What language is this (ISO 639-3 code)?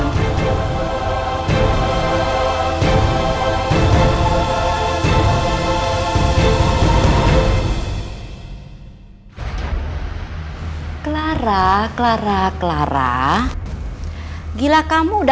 ind